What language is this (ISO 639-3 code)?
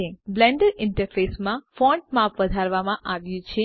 guj